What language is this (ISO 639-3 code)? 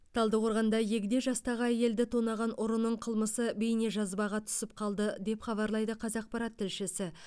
kaz